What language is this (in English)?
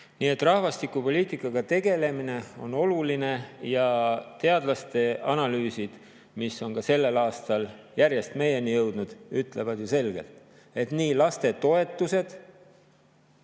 Estonian